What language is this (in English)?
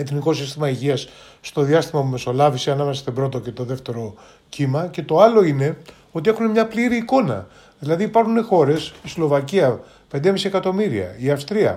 Greek